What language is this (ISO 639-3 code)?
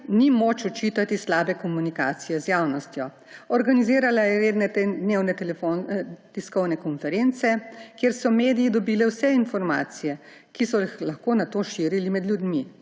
slv